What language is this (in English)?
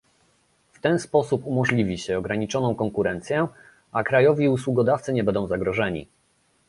Polish